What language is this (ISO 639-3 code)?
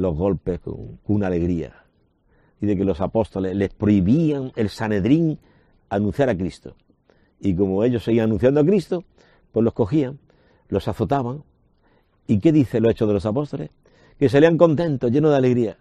spa